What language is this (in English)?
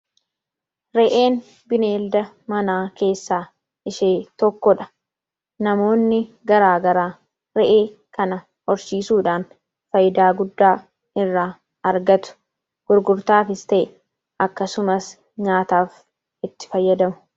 Oromo